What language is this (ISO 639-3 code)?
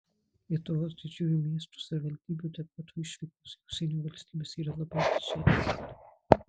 lit